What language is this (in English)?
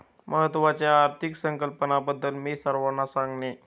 Marathi